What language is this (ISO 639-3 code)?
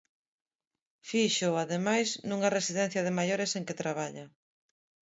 glg